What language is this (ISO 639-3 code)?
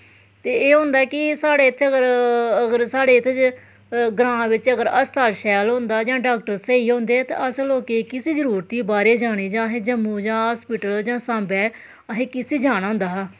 doi